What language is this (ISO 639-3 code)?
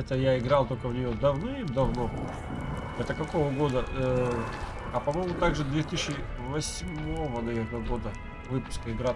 rus